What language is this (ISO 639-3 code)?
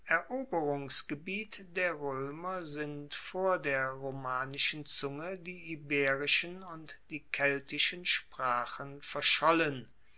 deu